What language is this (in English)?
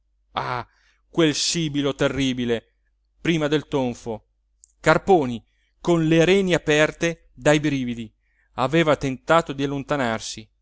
Italian